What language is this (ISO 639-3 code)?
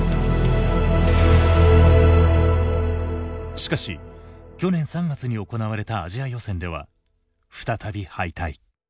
jpn